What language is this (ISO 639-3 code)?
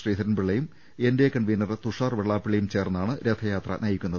mal